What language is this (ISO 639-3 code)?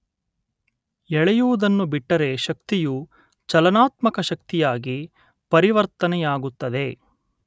kan